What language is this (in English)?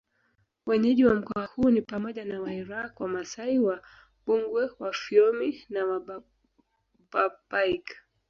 Swahili